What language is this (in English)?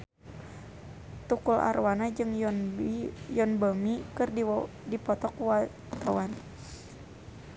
Sundanese